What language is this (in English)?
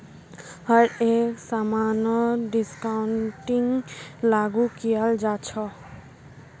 Magahi